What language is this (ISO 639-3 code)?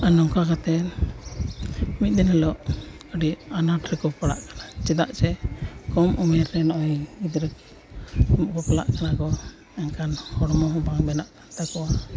sat